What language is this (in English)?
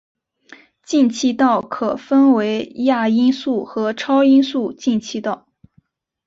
Chinese